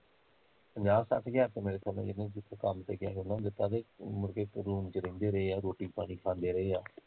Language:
Punjabi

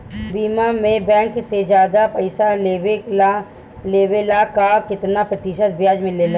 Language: Bhojpuri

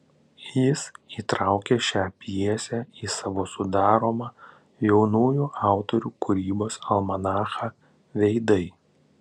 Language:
Lithuanian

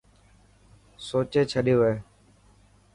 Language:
Dhatki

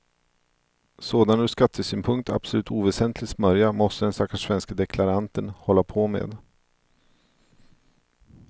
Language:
Swedish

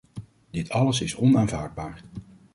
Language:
Dutch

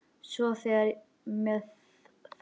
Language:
Icelandic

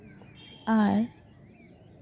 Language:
Santali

